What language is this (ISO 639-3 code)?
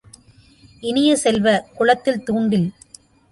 tam